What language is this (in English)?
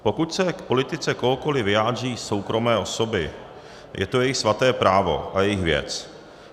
Czech